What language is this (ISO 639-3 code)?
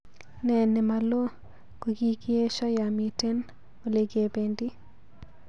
kln